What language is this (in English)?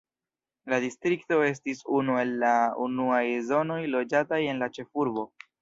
Esperanto